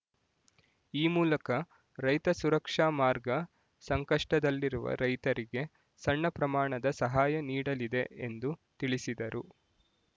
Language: Kannada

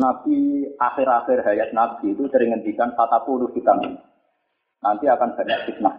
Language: Indonesian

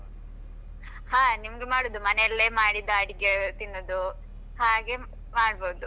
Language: Kannada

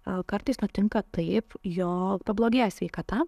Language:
Lithuanian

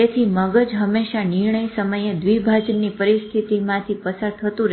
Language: Gujarati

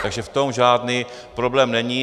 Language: Czech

